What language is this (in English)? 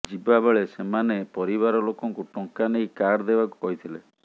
Odia